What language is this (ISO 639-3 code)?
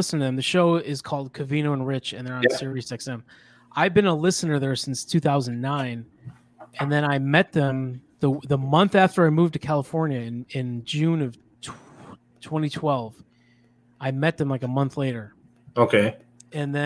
eng